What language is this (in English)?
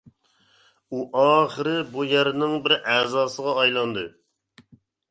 Uyghur